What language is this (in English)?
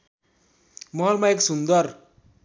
Nepali